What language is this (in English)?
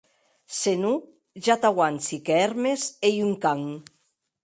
Occitan